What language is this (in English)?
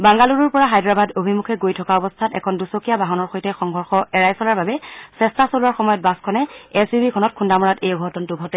Assamese